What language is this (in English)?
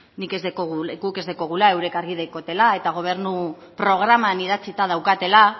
Basque